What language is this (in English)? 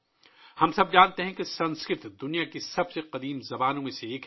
Urdu